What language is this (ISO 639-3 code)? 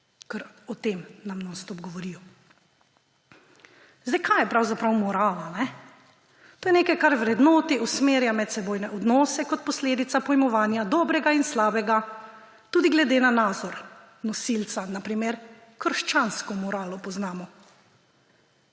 slv